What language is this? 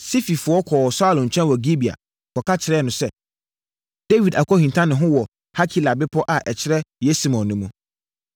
Akan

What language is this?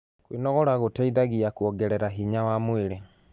Kikuyu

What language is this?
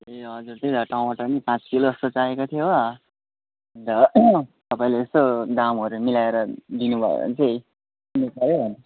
Nepali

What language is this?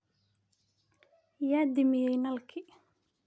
Somali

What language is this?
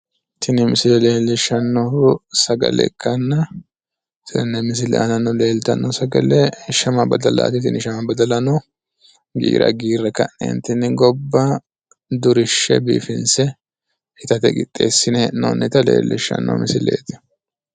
Sidamo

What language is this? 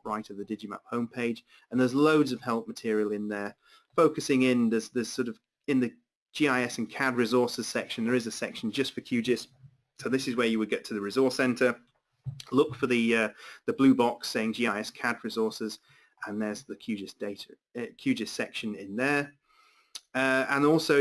English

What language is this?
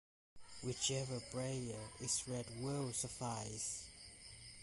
English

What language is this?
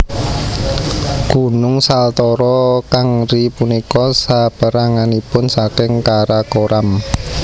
Javanese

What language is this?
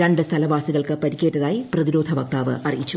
Malayalam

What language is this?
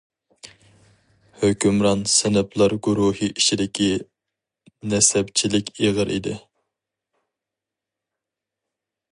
Uyghur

